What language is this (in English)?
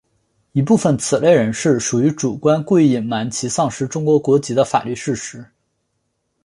Chinese